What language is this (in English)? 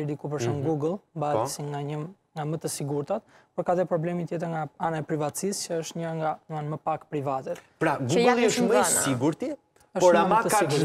Romanian